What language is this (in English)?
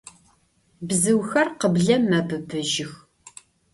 Adyghe